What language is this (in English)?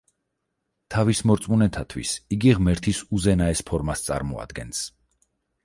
Georgian